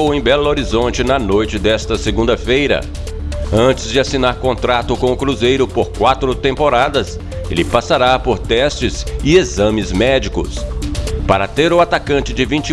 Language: Portuguese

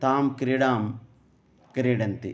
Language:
Sanskrit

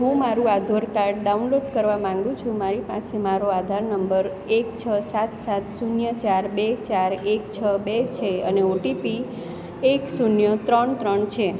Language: Gujarati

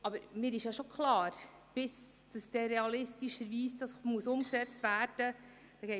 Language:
Swiss German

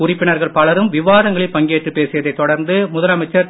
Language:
Tamil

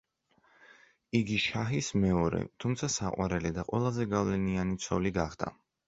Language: Georgian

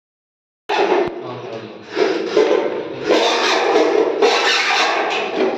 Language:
Telugu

